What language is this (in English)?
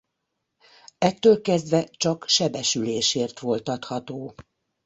Hungarian